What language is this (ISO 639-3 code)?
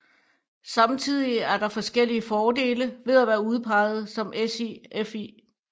dan